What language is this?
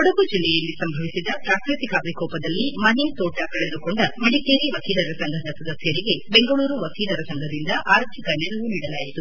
Kannada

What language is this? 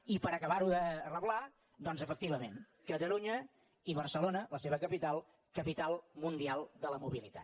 Catalan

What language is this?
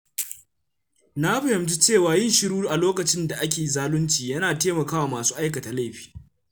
Hausa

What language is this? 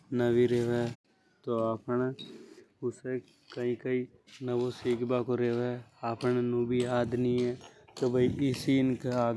Hadothi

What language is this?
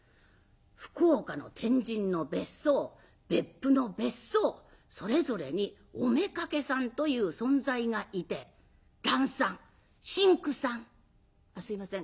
Japanese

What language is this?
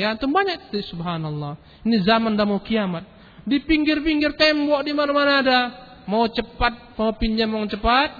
Malay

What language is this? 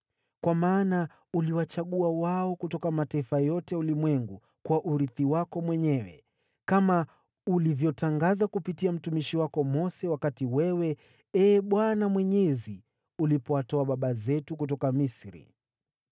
Swahili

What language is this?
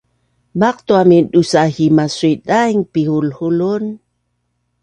Bunun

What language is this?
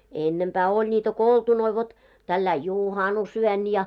Finnish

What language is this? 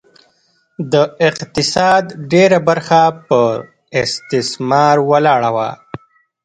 Pashto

